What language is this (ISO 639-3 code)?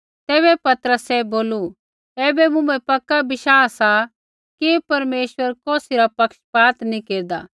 kfx